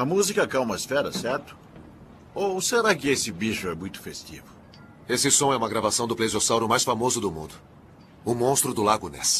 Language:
Portuguese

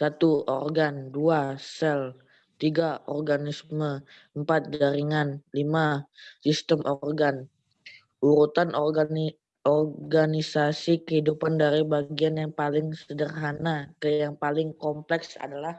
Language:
Indonesian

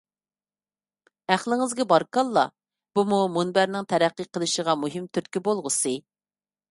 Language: Uyghur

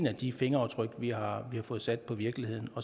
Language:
Danish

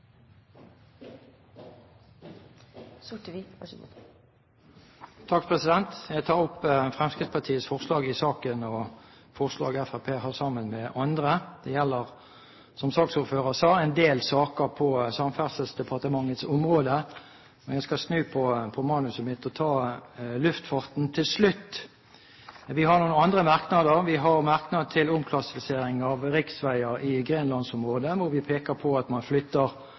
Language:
Norwegian Bokmål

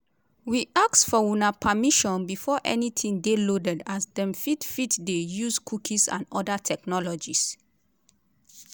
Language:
Nigerian Pidgin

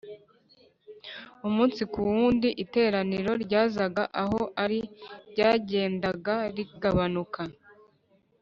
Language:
Kinyarwanda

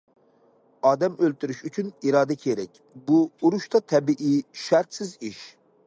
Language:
Uyghur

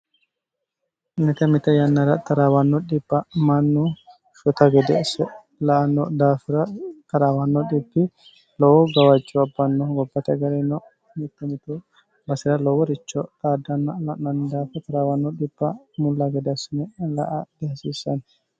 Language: Sidamo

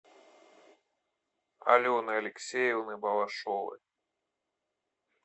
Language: Russian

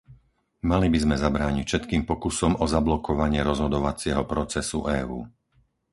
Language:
Slovak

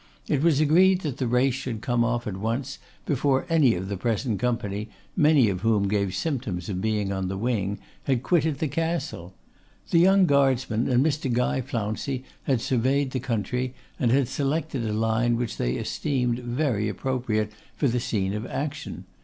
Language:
English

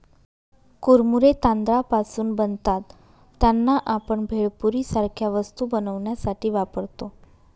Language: Marathi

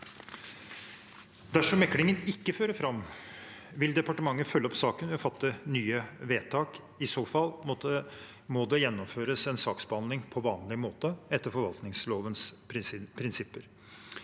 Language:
Norwegian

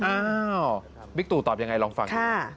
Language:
Thai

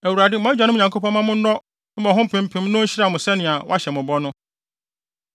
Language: Akan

